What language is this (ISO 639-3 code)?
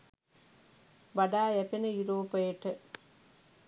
sin